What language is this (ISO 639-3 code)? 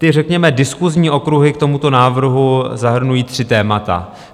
ces